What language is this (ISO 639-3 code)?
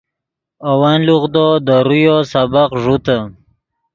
ydg